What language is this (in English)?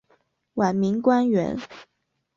Chinese